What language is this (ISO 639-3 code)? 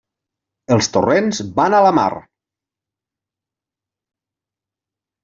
cat